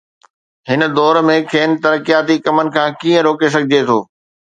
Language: Sindhi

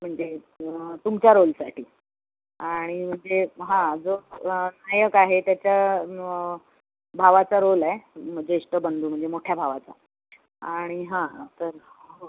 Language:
Marathi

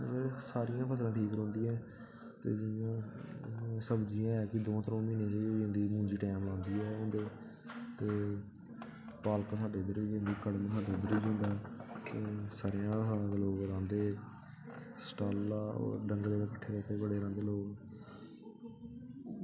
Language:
Dogri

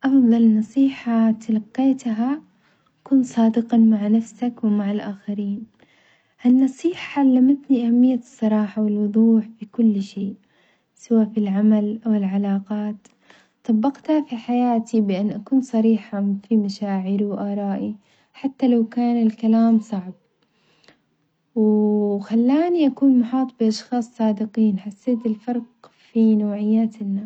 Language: Omani Arabic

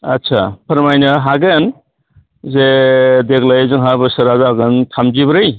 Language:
Bodo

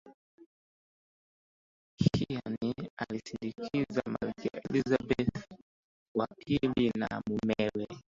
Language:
Swahili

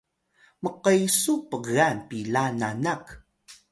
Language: Atayal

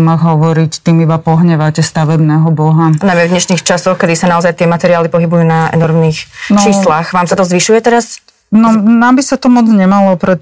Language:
Slovak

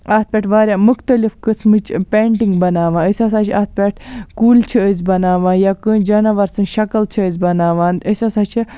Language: Kashmiri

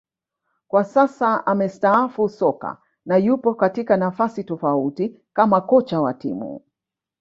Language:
Swahili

